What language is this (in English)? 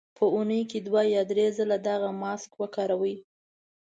Pashto